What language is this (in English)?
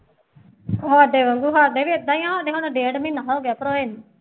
Punjabi